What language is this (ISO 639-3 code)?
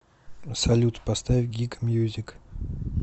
rus